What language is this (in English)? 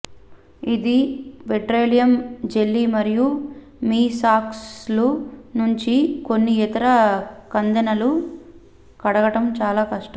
Telugu